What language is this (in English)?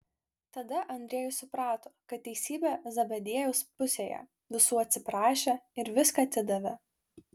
Lithuanian